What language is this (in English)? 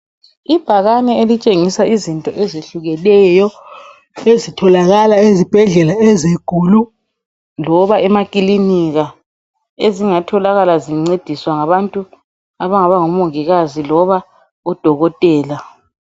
North Ndebele